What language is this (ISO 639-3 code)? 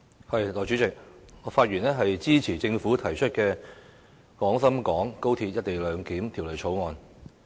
yue